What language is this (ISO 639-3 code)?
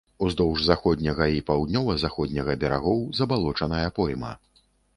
bel